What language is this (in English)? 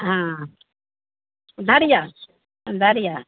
Maithili